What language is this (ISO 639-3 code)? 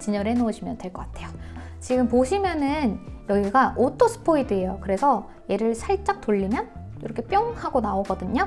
kor